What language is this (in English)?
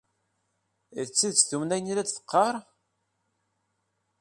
Kabyle